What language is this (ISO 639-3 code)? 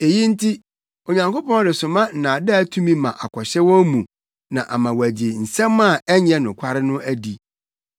aka